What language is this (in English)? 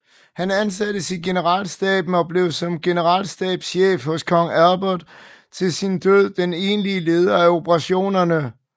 Danish